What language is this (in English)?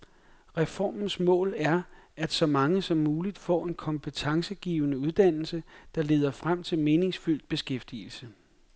Danish